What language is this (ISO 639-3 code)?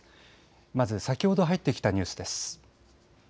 jpn